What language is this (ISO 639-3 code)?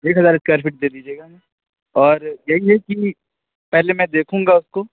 urd